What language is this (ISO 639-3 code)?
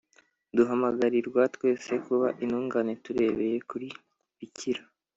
kin